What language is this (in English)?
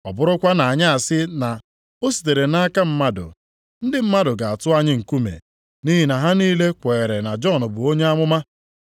Igbo